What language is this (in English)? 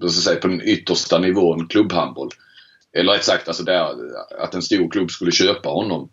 Swedish